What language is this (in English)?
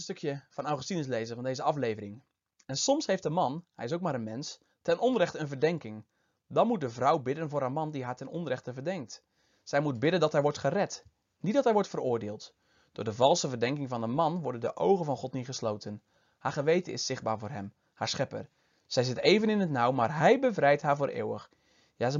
Dutch